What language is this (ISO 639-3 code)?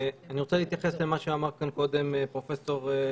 heb